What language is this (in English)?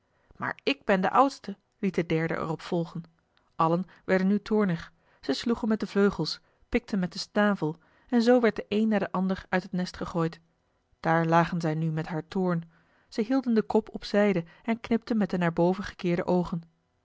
Dutch